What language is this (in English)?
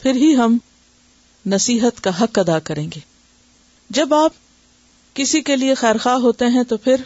Urdu